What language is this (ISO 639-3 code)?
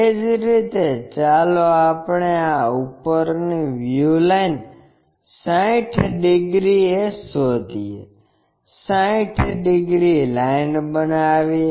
guj